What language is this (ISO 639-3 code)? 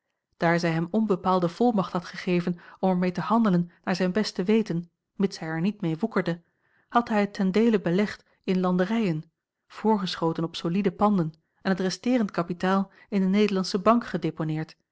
nld